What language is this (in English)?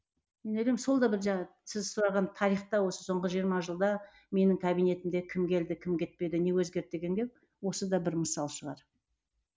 Kazakh